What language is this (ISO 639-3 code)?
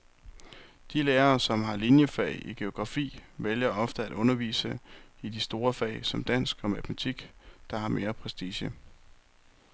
dan